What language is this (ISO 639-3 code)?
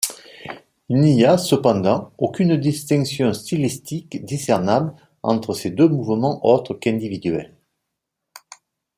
fra